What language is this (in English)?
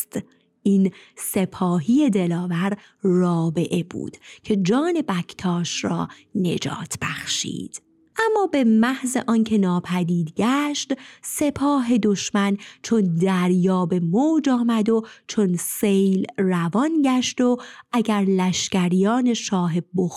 Persian